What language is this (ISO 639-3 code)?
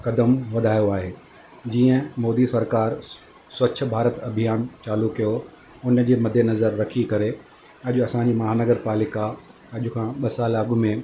snd